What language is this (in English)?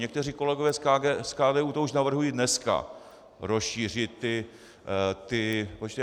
Czech